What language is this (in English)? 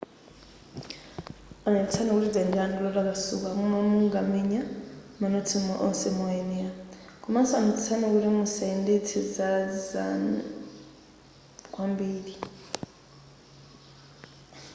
Nyanja